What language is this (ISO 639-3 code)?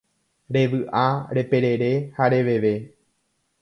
grn